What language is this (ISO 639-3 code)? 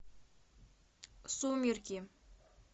rus